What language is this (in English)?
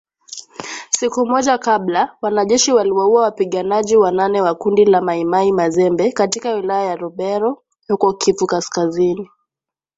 Swahili